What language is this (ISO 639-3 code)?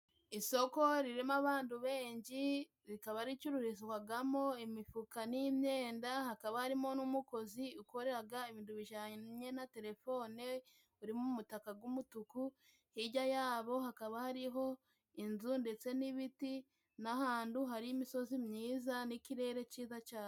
kin